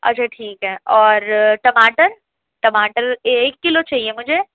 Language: Urdu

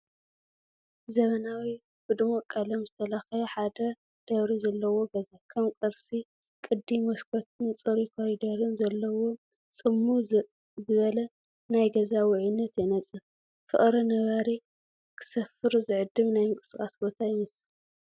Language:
Tigrinya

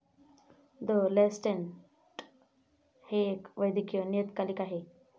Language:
Marathi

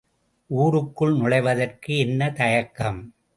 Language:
Tamil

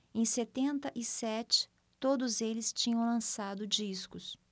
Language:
Portuguese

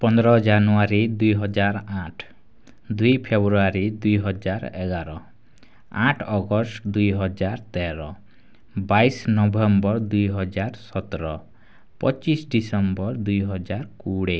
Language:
Odia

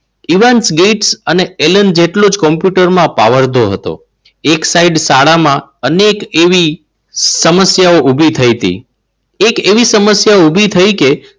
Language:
Gujarati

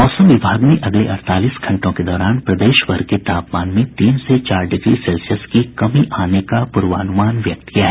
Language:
Hindi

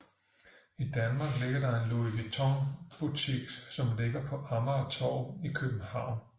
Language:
Danish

